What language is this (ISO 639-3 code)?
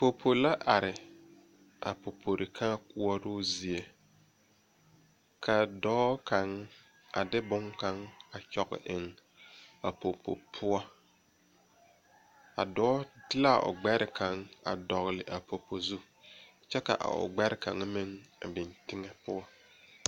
dga